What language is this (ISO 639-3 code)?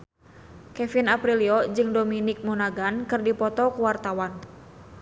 sun